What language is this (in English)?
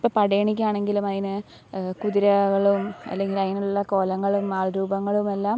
Malayalam